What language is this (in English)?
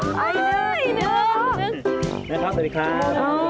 Thai